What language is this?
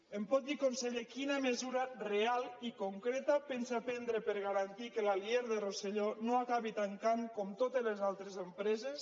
Catalan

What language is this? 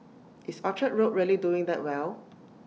English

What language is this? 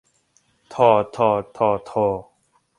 Thai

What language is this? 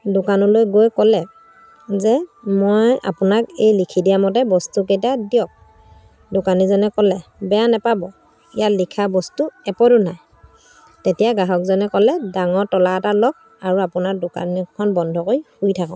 Assamese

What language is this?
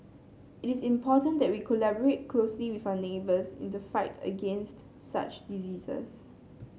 English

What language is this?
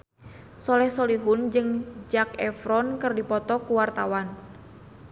Sundanese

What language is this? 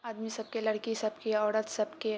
Maithili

